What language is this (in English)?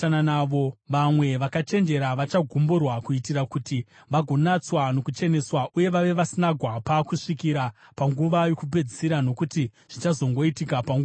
Shona